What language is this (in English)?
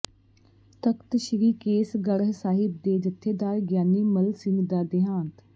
Punjabi